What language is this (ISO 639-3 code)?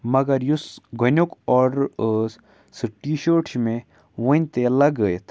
kas